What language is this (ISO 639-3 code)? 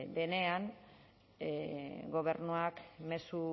eus